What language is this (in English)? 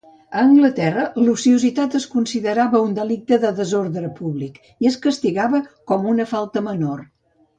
Catalan